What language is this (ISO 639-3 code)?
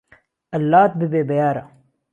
ckb